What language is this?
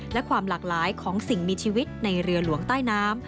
Thai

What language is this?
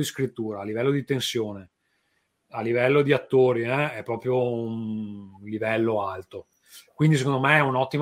Italian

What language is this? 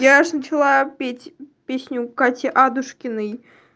Russian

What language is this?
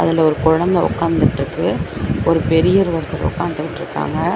Tamil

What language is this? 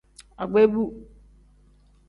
Tem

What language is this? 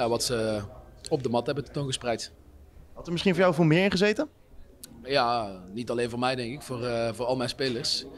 Dutch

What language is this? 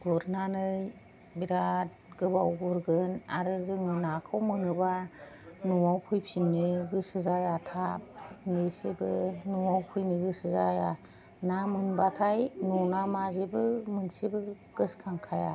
Bodo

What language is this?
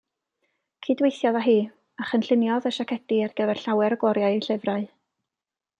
Welsh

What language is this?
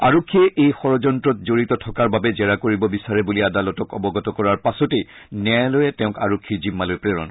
Assamese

